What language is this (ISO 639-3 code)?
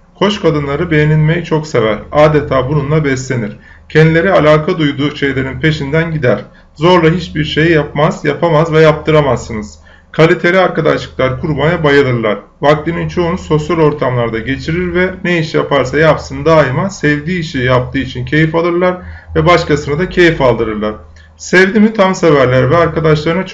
tur